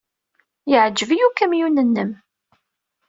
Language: Kabyle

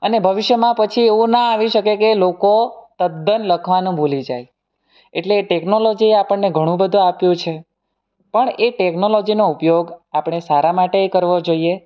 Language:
Gujarati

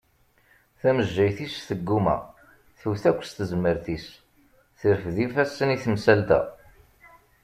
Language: Kabyle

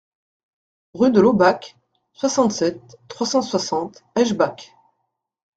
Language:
French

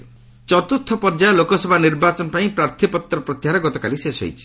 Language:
Odia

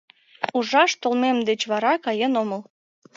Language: Mari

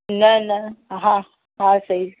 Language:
Sindhi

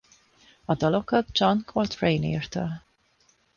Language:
Hungarian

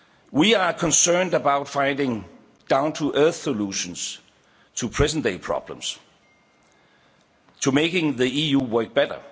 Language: English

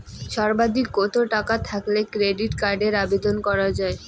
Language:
Bangla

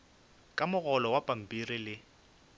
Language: Northern Sotho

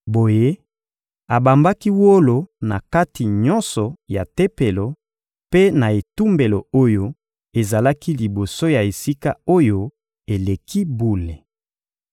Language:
Lingala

